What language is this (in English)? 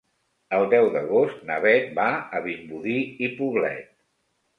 Catalan